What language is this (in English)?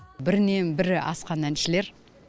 Kazakh